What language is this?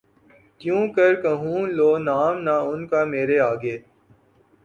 Urdu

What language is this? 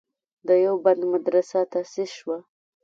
Pashto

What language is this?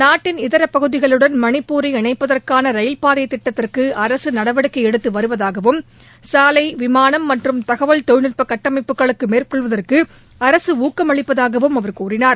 Tamil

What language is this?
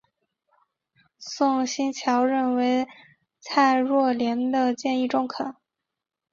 Chinese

